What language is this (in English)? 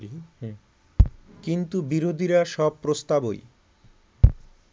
Bangla